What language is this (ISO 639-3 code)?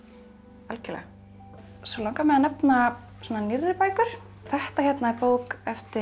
isl